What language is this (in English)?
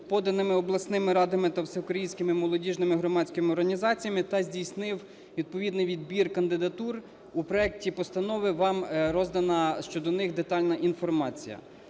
Ukrainian